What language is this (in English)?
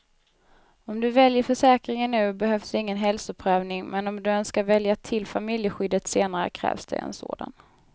Swedish